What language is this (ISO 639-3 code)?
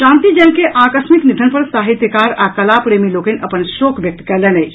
mai